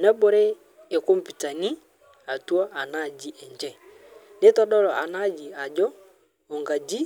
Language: Masai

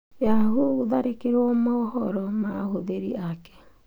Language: Kikuyu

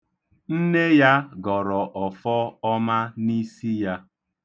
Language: Igbo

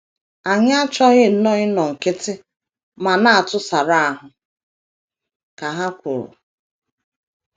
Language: Igbo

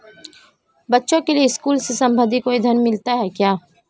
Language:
Hindi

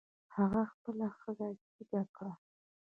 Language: Pashto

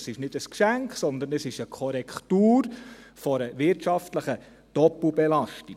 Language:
Swiss German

